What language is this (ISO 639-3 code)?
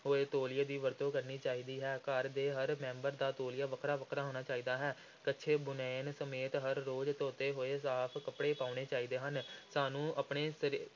pan